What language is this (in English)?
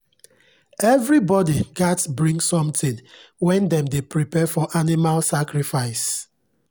Nigerian Pidgin